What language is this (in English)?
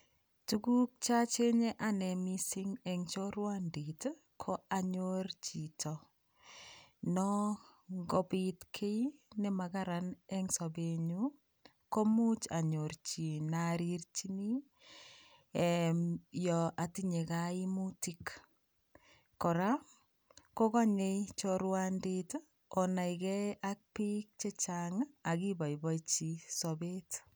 Kalenjin